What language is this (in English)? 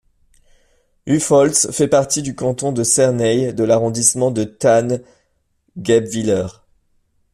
French